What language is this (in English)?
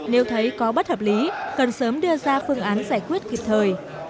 Vietnamese